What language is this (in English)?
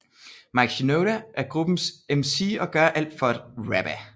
Danish